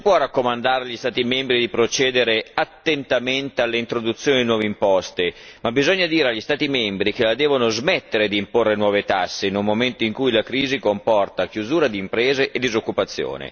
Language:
Italian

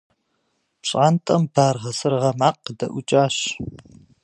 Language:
Kabardian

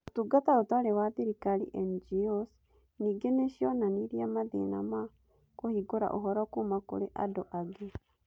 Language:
Kikuyu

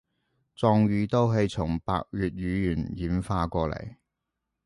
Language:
Cantonese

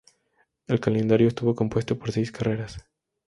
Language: Spanish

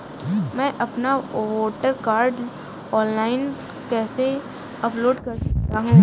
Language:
Hindi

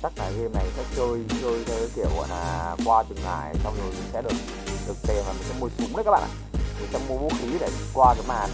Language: Vietnamese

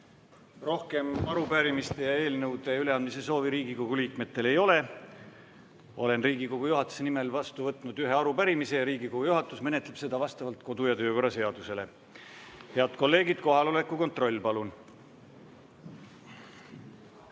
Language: Estonian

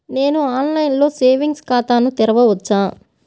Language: Telugu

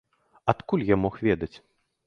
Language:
Belarusian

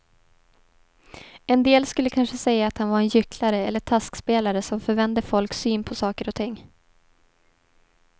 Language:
Swedish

